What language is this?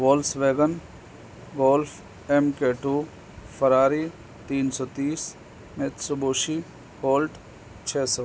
Urdu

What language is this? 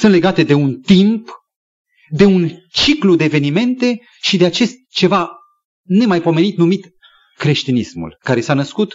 Romanian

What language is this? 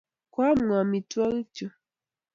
Kalenjin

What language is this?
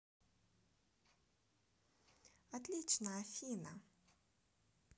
Russian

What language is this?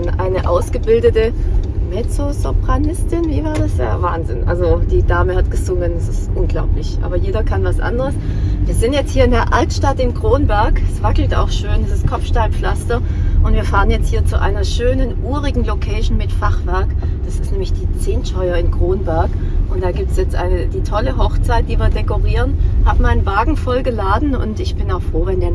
German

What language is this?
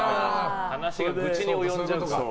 Japanese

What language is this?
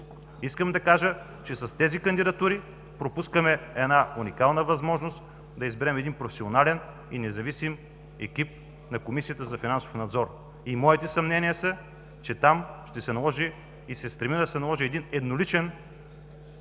Bulgarian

